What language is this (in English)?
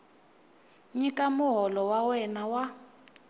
Tsonga